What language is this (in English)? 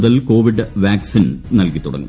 Malayalam